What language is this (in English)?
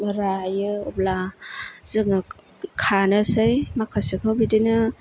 Bodo